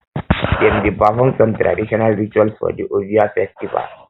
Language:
Nigerian Pidgin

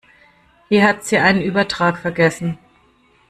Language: German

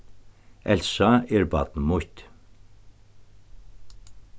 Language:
Faroese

